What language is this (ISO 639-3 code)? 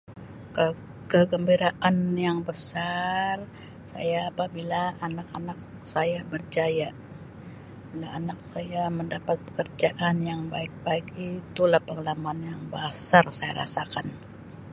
msi